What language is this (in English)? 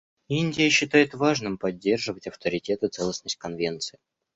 Russian